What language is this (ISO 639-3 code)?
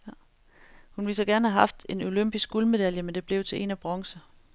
dan